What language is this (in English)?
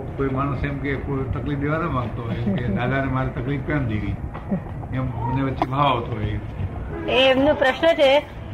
Gujarati